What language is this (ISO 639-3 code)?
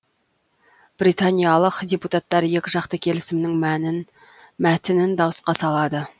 kaz